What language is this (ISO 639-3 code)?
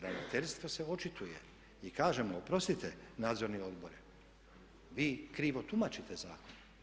hrv